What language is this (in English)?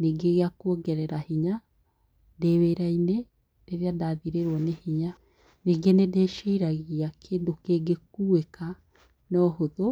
Kikuyu